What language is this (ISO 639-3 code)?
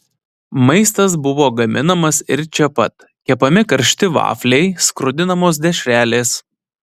lit